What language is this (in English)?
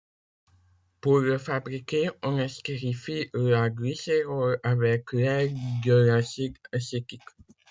French